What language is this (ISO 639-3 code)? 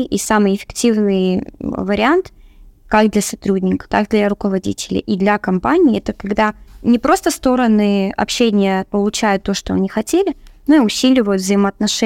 rus